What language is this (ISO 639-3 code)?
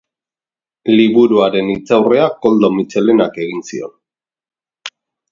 eus